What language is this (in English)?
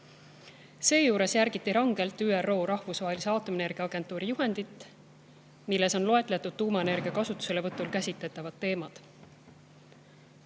Estonian